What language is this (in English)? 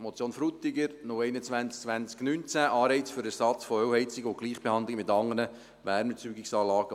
Swiss German